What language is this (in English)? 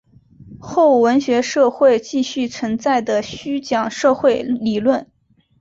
Chinese